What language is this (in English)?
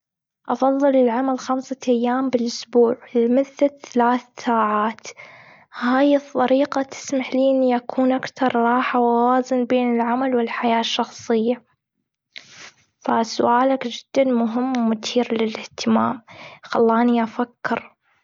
Gulf Arabic